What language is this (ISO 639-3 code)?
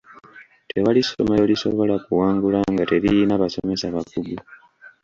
lug